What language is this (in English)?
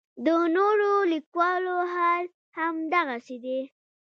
Pashto